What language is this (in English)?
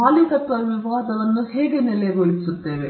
Kannada